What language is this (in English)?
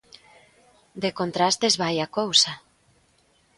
Galician